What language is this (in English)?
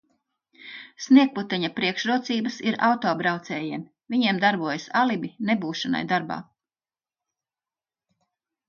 Latvian